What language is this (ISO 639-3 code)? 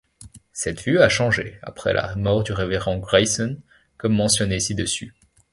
fra